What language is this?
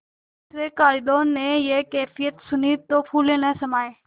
Hindi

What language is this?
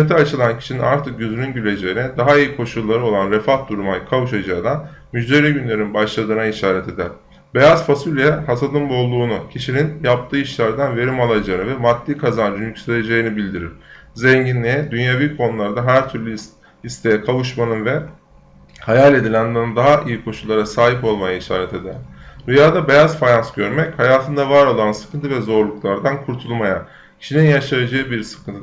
Turkish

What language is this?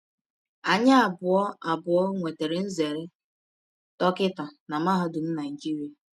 Igbo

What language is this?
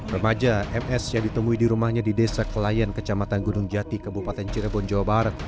Indonesian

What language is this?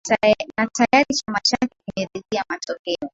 Swahili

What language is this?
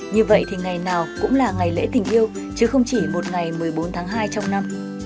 Vietnamese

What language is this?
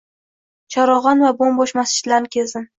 Uzbek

